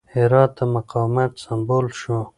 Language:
Pashto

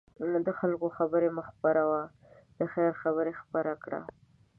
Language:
Pashto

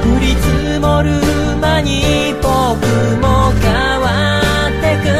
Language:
Japanese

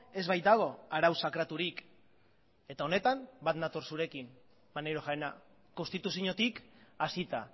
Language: Basque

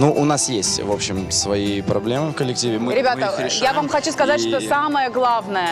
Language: Russian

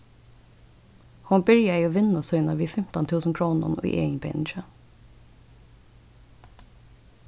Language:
Faroese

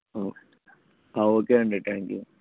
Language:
Telugu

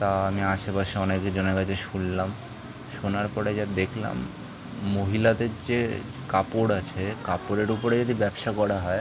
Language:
Bangla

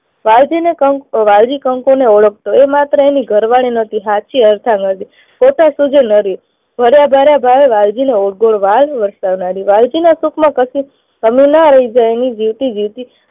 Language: Gujarati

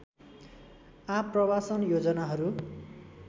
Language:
Nepali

